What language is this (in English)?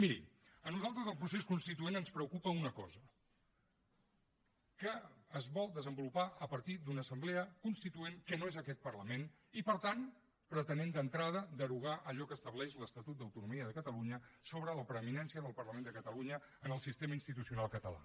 Catalan